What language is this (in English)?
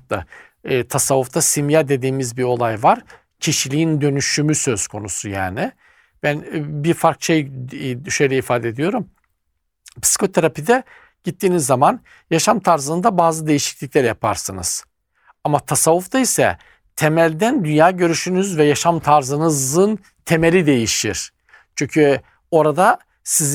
Turkish